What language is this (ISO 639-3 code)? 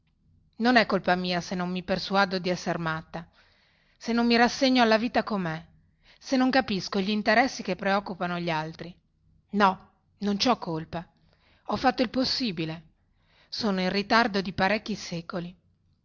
ita